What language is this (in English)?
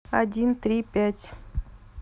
Russian